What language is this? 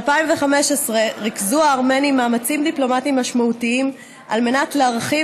Hebrew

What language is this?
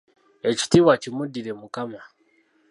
Ganda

